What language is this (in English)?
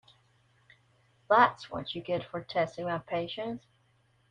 English